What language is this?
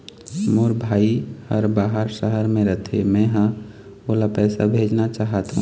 Chhattisgarhi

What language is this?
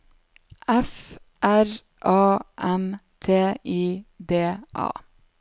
Norwegian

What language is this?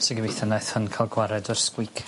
Welsh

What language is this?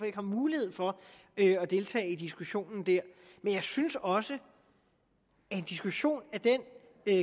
Danish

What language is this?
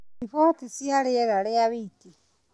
Kikuyu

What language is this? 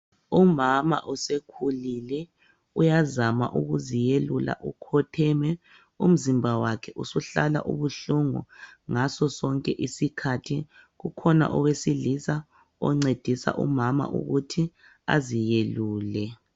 North Ndebele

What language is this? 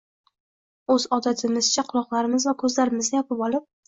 Uzbek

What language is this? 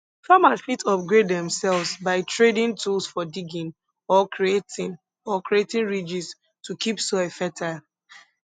Nigerian Pidgin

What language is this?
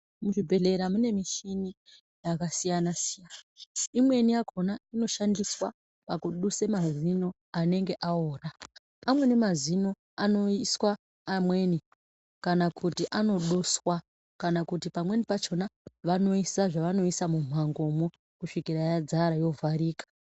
Ndau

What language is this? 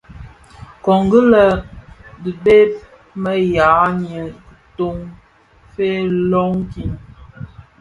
Bafia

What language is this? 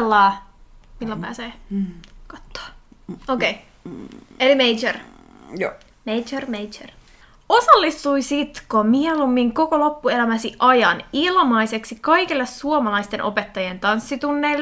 Finnish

